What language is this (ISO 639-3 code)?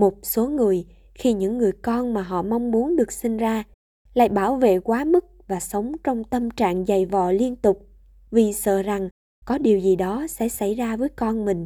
vie